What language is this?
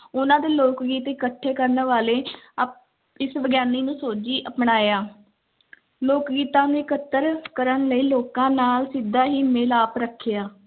Punjabi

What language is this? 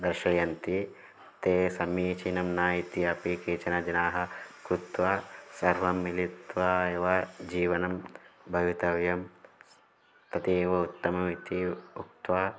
Sanskrit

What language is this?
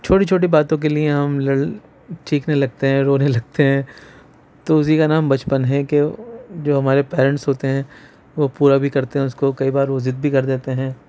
Urdu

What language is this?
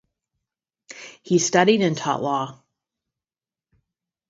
English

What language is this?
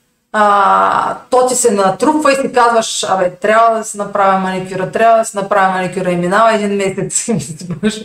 Bulgarian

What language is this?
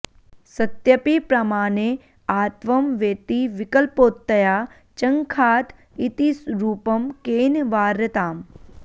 Sanskrit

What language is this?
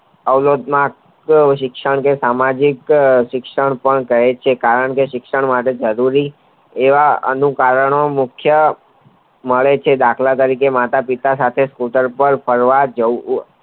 Gujarati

